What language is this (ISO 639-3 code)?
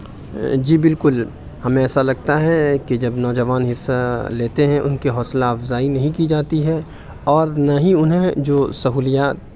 urd